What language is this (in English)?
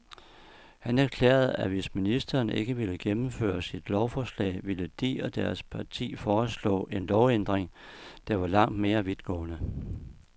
Danish